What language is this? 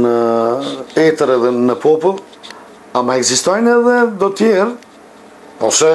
Bulgarian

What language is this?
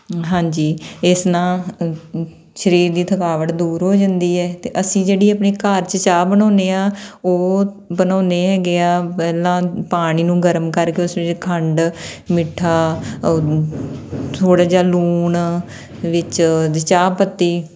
Punjabi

